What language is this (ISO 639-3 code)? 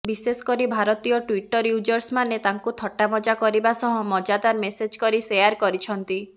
ori